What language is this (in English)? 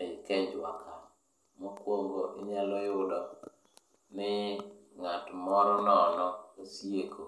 Luo (Kenya and Tanzania)